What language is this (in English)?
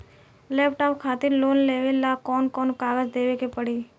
Bhojpuri